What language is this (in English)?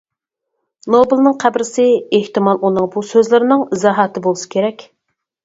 Uyghur